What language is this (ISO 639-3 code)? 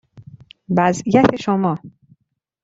fas